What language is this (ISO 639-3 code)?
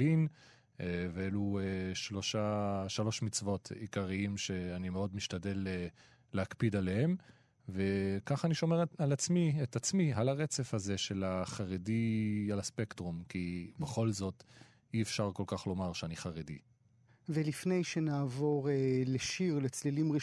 heb